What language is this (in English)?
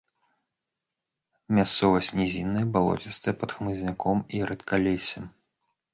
Belarusian